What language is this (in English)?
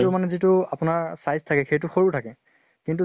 Assamese